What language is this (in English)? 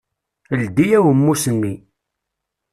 Kabyle